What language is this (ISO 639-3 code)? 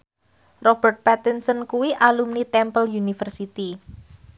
jav